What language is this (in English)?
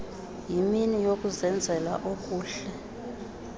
Xhosa